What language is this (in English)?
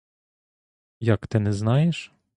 Ukrainian